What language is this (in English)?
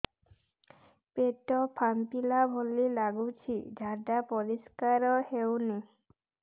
Odia